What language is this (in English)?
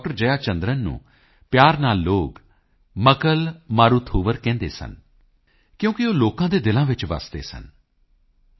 Punjabi